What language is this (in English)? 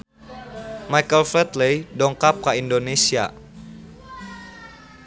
Sundanese